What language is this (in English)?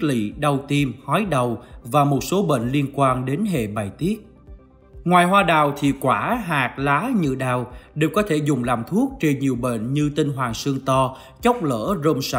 Vietnamese